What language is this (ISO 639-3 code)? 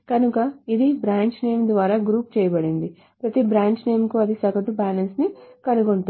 tel